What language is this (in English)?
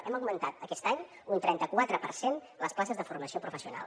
Catalan